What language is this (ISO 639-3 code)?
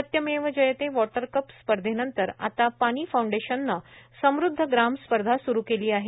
mar